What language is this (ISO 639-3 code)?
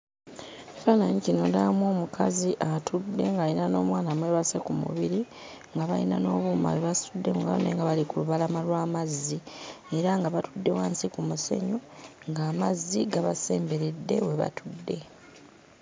lug